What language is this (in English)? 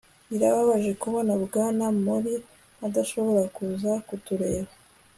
Kinyarwanda